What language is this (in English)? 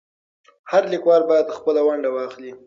Pashto